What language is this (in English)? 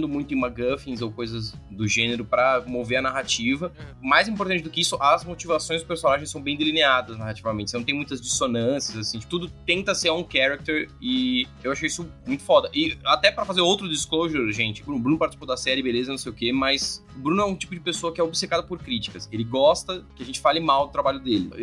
Portuguese